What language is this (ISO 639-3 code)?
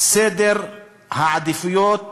heb